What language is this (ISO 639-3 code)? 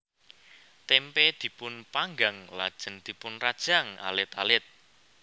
jav